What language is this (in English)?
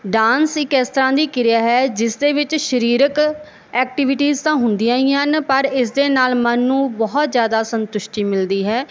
Punjabi